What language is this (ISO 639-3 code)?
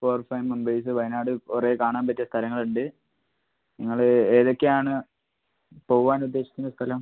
mal